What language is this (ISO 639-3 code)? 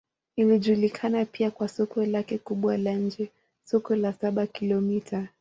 swa